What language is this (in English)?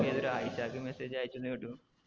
Malayalam